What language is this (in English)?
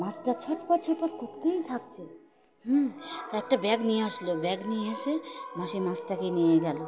Bangla